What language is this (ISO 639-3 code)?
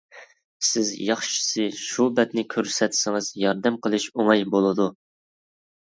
uig